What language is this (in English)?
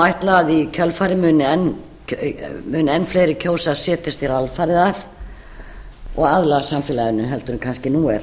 Icelandic